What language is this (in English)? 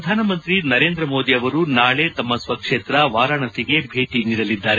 Kannada